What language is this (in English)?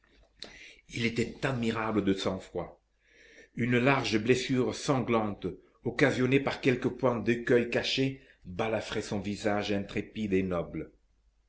French